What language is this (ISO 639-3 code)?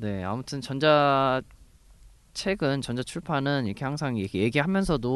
kor